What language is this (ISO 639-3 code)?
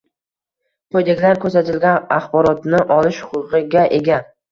uzb